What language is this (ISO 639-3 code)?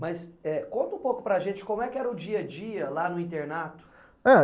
por